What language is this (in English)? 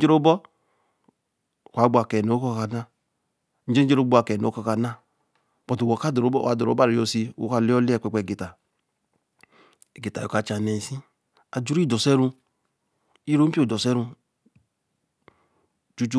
Eleme